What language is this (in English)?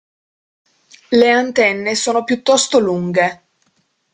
Italian